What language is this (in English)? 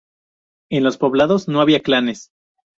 Spanish